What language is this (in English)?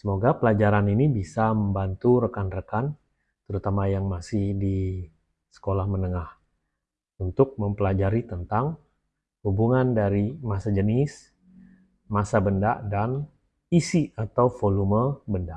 Indonesian